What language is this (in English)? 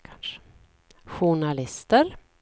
Swedish